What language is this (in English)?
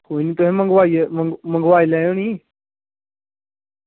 Dogri